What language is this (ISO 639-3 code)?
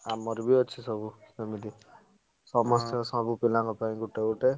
ori